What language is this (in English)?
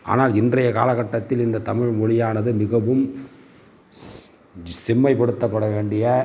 Tamil